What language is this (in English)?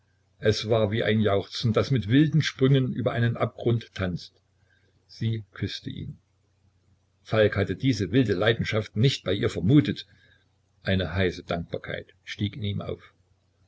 German